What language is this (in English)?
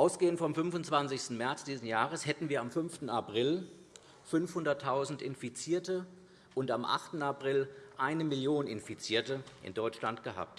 German